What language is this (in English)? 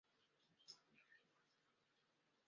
Chinese